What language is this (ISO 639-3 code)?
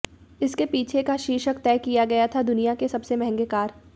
hin